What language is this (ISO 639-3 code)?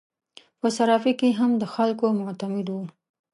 pus